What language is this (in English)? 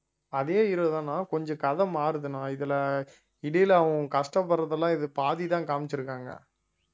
Tamil